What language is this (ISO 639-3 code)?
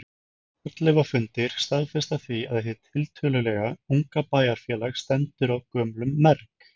isl